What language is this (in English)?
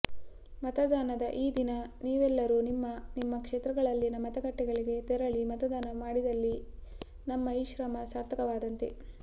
Kannada